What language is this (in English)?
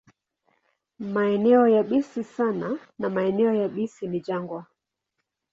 Swahili